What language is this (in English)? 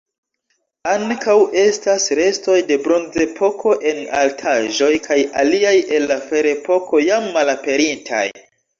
Esperanto